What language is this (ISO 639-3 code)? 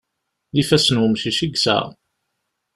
kab